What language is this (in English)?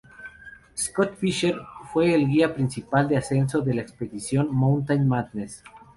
Spanish